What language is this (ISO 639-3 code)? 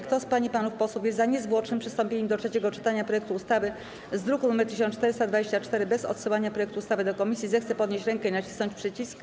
pol